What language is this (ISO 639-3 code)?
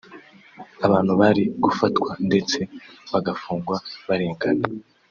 kin